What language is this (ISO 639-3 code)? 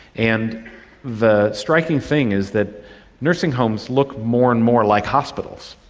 eng